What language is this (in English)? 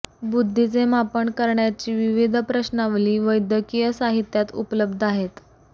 Marathi